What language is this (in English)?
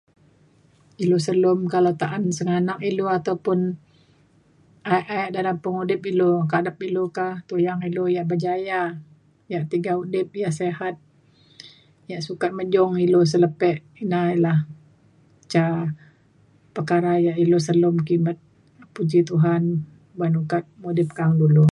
Mainstream Kenyah